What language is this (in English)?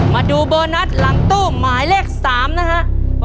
Thai